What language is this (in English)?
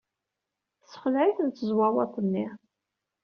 Kabyle